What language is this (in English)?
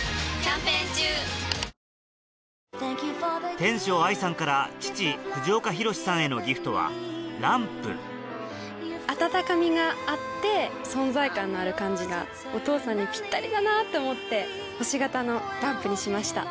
Japanese